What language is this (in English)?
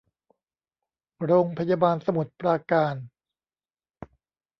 Thai